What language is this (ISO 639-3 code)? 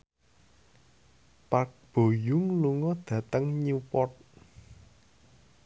jav